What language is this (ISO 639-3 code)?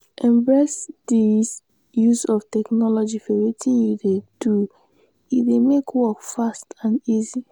pcm